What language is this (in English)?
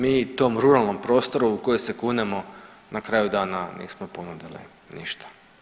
Croatian